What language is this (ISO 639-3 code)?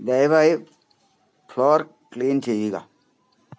mal